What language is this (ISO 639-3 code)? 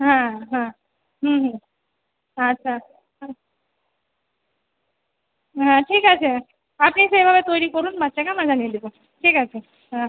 ben